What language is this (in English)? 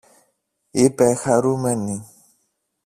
Greek